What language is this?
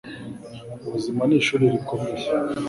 Kinyarwanda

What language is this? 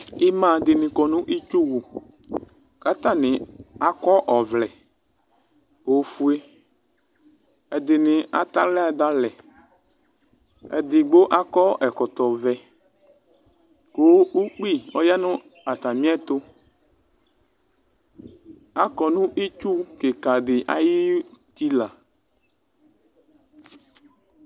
Ikposo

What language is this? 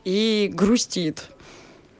Russian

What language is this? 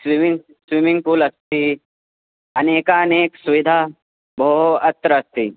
Sanskrit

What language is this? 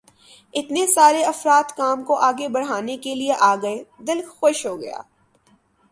Urdu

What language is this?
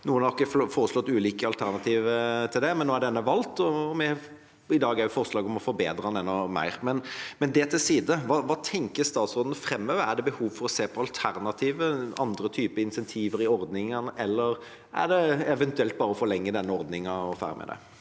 Norwegian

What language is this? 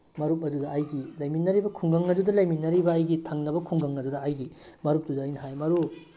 Manipuri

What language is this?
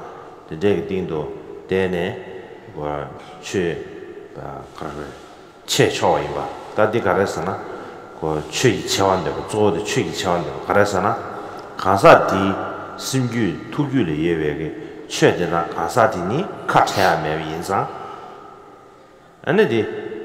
Korean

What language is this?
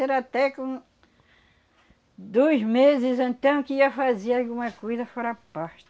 Portuguese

